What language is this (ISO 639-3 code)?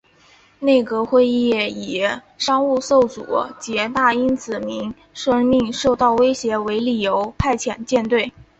zho